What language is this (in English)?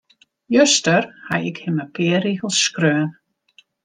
Western Frisian